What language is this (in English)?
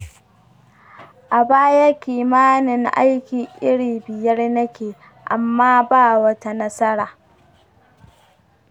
Hausa